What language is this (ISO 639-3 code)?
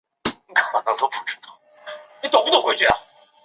zho